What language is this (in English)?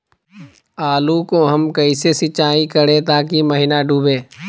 Magahi